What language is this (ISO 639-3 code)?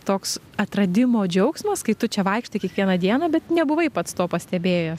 lit